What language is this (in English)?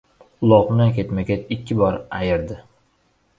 Uzbek